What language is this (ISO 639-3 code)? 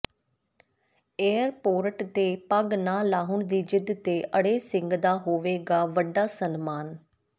pan